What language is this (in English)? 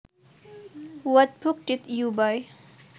Javanese